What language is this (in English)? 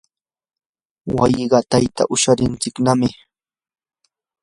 Yanahuanca Pasco Quechua